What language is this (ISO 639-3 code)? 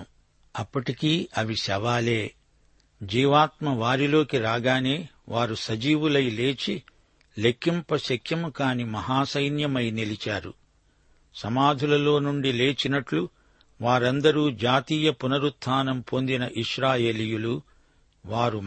tel